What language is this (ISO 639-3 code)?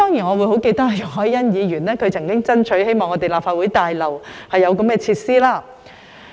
yue